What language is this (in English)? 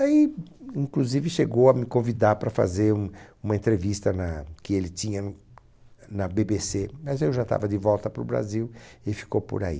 Portuguese